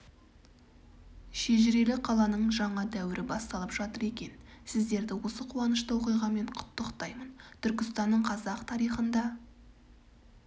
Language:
Kazakh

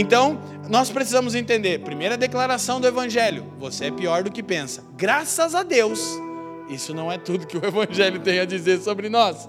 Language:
Portuguese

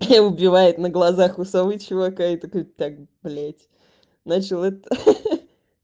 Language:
Russian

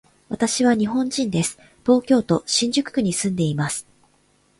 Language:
Japanese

